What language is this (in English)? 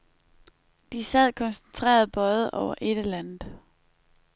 Danish